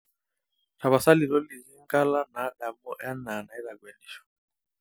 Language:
Masai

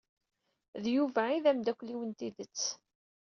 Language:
Kabyle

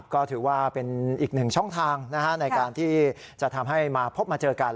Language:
Thai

